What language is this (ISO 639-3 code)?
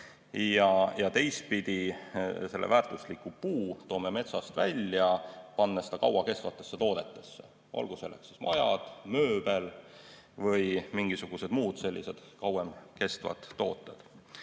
est